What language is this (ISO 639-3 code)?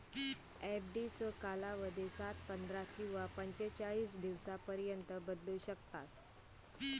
mar